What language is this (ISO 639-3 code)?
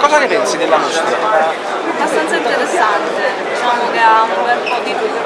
ita